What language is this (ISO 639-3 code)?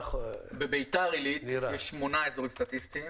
heb